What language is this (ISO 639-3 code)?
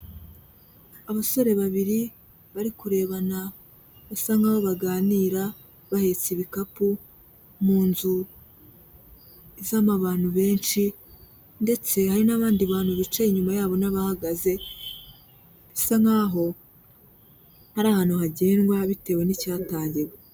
kin